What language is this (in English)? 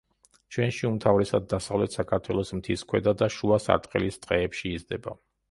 Georgian